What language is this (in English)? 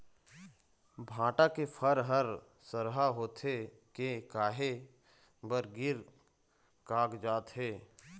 Chhattisgarhi